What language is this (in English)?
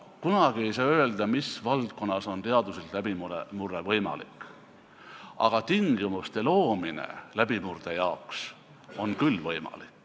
Estonian